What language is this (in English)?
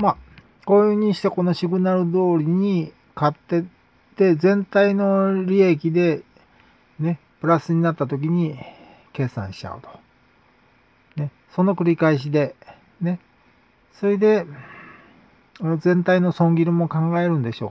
Japanese